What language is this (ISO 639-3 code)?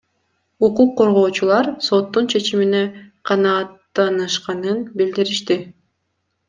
kir